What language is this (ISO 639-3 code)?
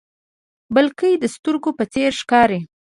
pus